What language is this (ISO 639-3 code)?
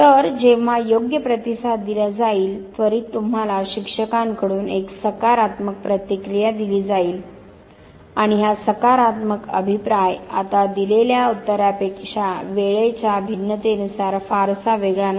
mar